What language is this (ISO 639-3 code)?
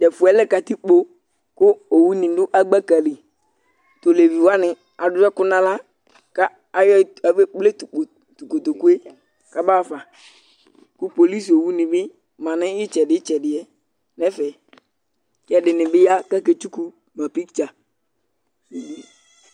kpo